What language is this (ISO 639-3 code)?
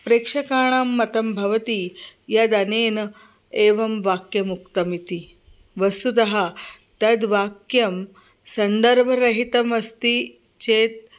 san